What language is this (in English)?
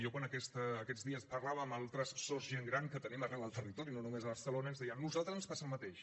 Catalan